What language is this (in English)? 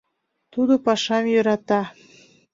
Mari